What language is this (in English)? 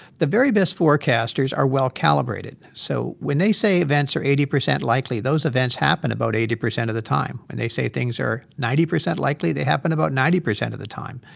English